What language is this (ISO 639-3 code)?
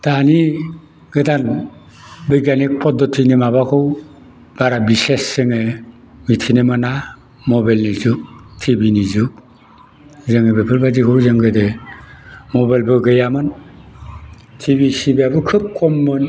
brx